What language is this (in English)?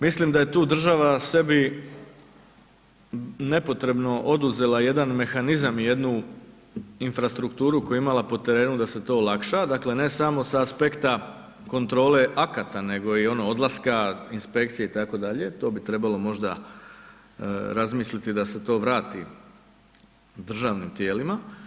Croatian